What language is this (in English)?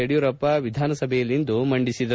Kannada